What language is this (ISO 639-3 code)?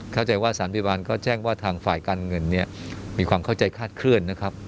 tha